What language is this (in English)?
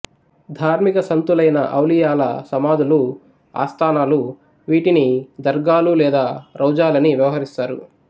Telugu